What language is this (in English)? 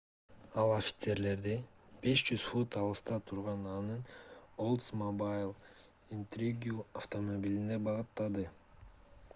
Kyrgyz